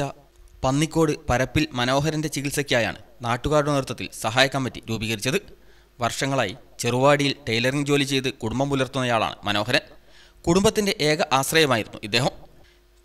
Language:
Turkish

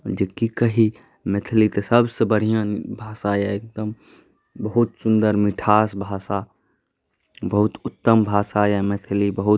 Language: Maithili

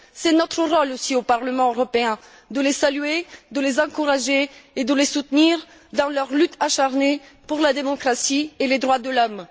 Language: French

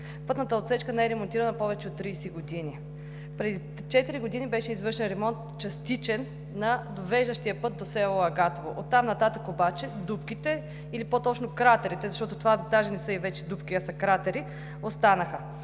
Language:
Bulgarian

